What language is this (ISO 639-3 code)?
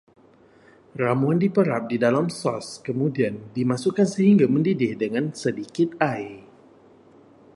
msa